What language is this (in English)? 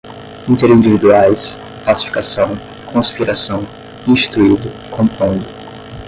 Portuguese